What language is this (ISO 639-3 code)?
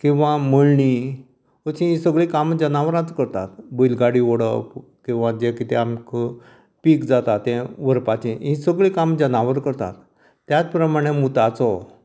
kok